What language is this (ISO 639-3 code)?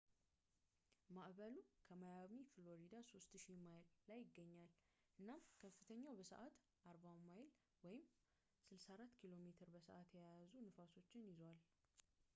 amh